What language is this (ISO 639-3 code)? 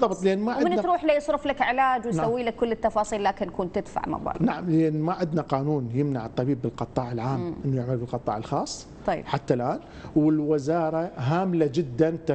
ara